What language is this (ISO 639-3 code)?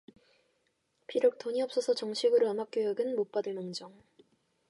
kor